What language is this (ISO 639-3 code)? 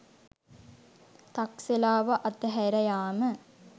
sin